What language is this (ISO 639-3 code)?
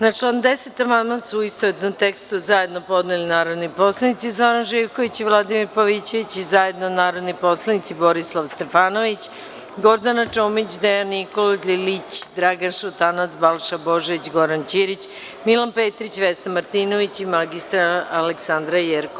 srp